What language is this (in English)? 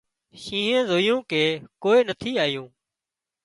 Wadiyara Koli